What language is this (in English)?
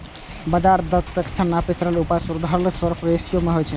Maithili